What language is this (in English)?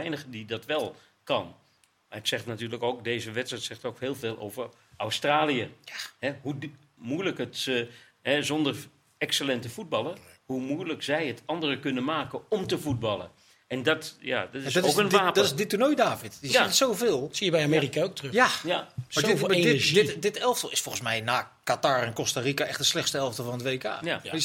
Dutch